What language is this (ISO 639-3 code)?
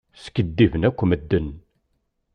kab